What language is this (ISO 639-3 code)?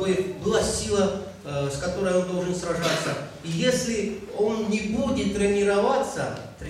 rus